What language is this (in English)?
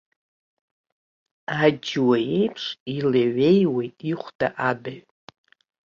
Abkhazian